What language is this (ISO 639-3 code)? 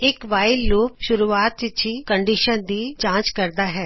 pan